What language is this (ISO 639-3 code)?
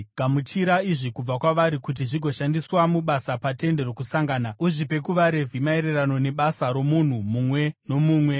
sna